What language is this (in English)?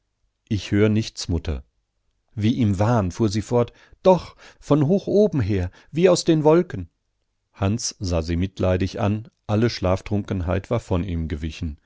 German